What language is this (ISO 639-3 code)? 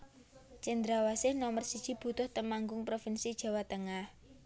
jav